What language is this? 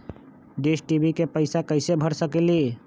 Magahi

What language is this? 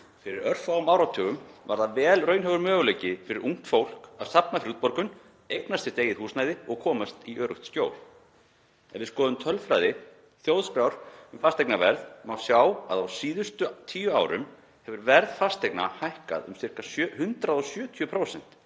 Icelandic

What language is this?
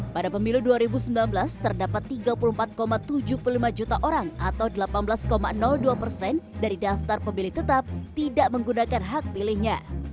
Indonesian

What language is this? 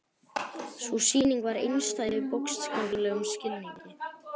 Icelandic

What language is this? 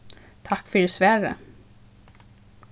Faroese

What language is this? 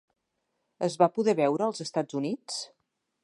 Catalan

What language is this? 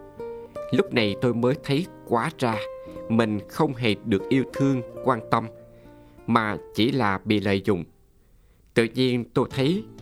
Vietnamese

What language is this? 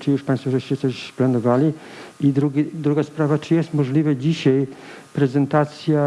Polish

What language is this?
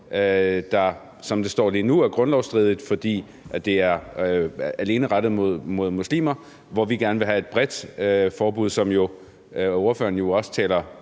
Danish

